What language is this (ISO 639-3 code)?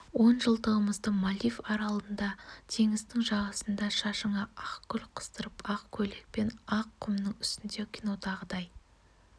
kaz